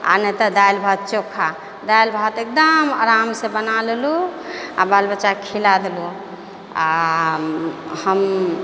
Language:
Maithili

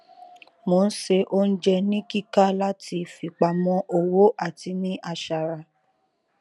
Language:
Yoruba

